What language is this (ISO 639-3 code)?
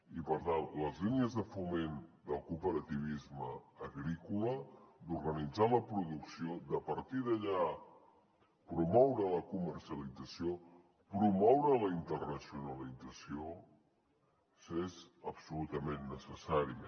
cat